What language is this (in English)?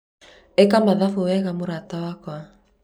Kikuyu